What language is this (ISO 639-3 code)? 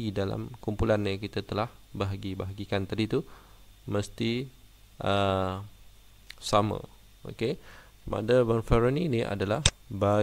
msa